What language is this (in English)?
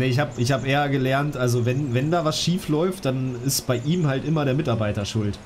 German